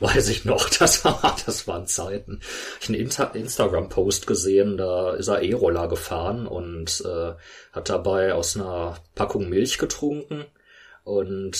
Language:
German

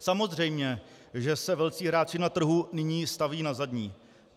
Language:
Czech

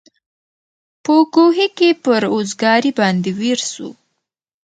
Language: Pashto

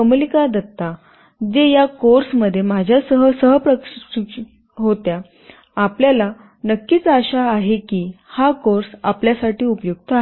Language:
Marathi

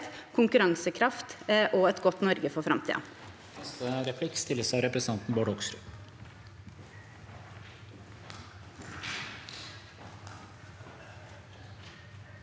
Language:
Norwegian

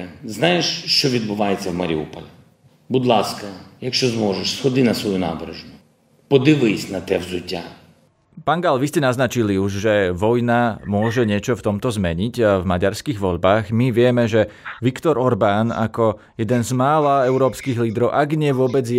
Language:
Slovak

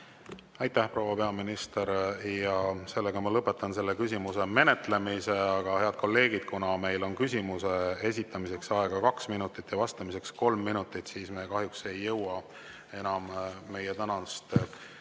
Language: Estonian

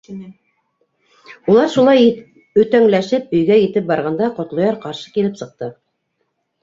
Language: Bashkir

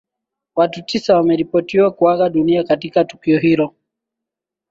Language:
Swahili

